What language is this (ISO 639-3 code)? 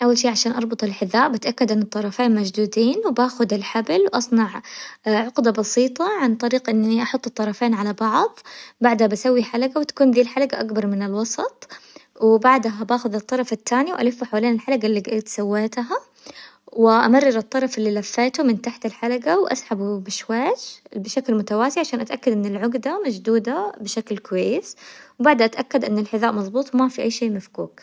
acw